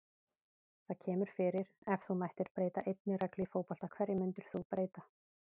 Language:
Icelandic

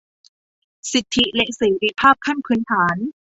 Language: Thai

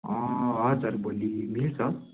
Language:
Nepali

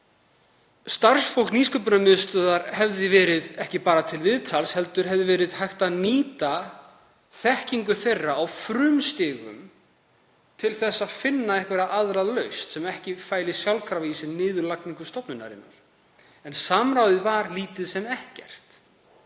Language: Icelandic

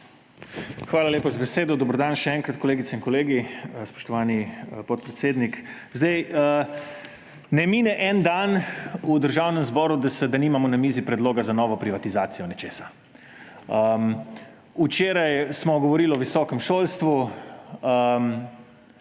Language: Slovenian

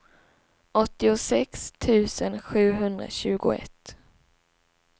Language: Swedish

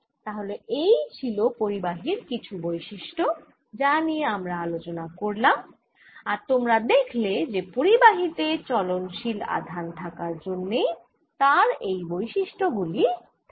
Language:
Bangla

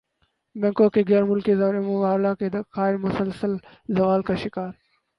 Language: Urdu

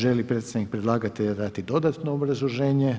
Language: Croatian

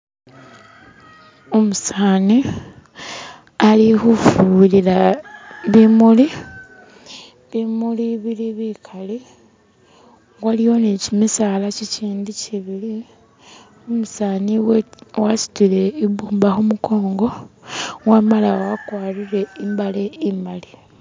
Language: Masaaba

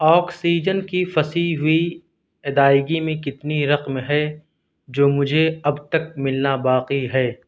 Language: Urdu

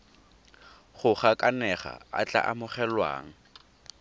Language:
Tswana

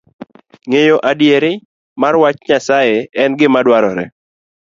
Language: Luo (Kenya and Tanzania)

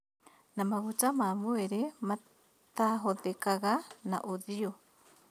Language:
Kikuyu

